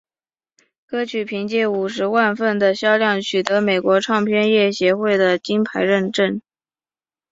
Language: Chinese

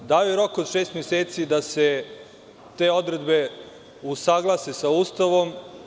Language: Serbian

